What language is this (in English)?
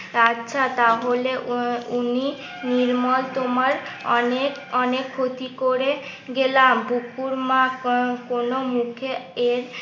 Bangla